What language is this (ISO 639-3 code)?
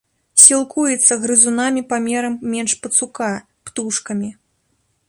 bel